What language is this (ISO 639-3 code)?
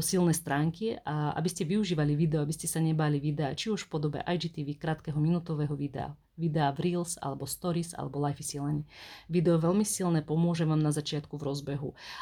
slk